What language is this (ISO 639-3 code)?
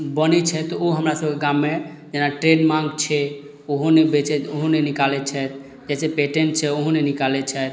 mai